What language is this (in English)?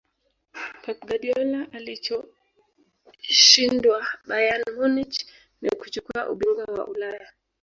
Swahili